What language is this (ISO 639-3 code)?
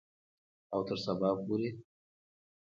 pus